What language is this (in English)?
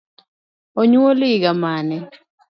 Luo (Kenya and Tanzania)